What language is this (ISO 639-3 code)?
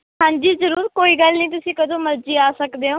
pan